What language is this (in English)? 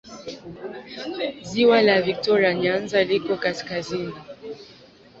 Swahili